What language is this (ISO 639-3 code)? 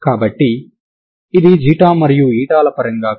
tel